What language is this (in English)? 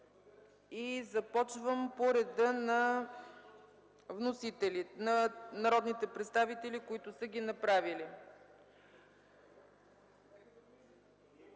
Bulgarian